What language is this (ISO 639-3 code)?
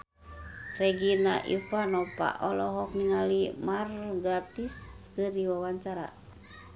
sun